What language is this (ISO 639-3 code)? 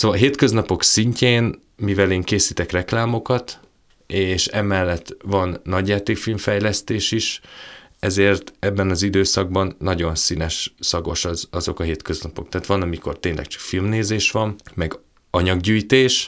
hun